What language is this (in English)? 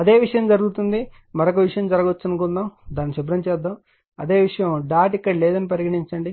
Telugu